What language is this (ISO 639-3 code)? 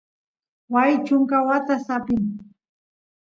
qus